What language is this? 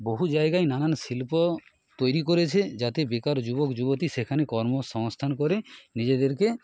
Bangla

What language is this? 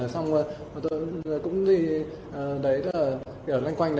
Vietnamese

